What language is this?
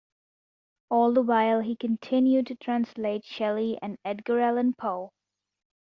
English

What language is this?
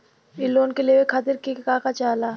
Bhojpuri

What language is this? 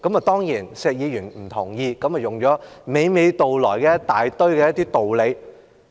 Cantonese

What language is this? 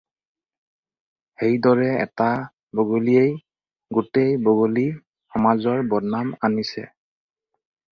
Assamese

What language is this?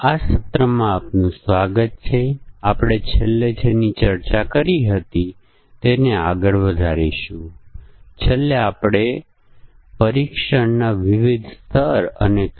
Gujarati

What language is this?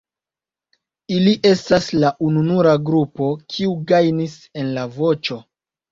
Esperanto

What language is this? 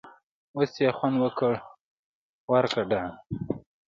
Pashto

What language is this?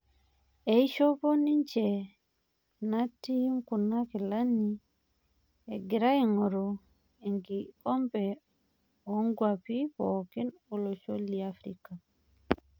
Masai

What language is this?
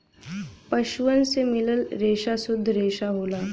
Bhojpuri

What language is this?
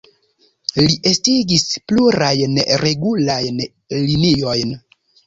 Esperanto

